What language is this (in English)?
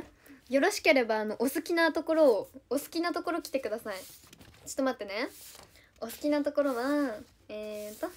Japanese